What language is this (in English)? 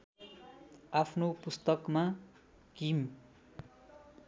Nepali